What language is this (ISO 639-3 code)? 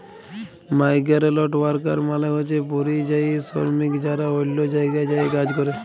ben